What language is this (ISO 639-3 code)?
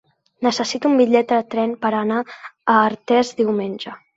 cat